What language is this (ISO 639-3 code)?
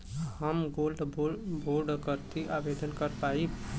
bho